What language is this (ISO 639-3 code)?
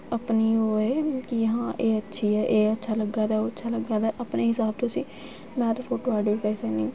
doi